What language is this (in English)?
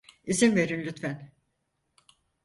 Turkish